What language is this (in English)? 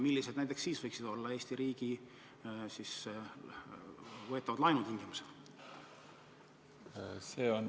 Estonian